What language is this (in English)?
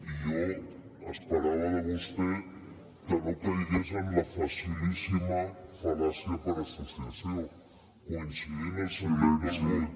Catalan